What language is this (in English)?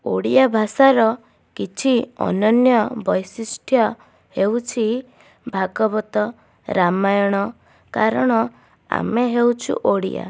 Odia